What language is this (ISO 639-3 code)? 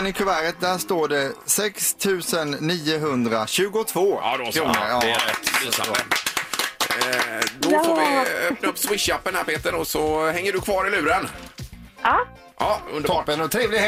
swe